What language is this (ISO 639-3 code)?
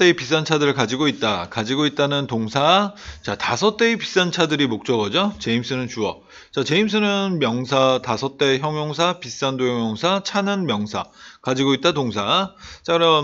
kor